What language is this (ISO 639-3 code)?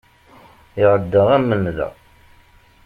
kab